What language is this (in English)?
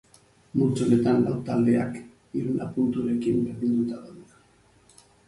Basque